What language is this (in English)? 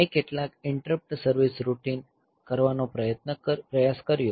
Gujarati